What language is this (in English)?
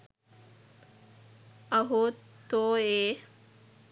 Sinhala